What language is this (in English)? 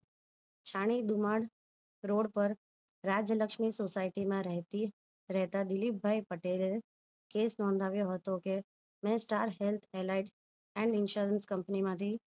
Gujarati